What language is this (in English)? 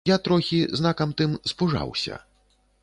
Belarusian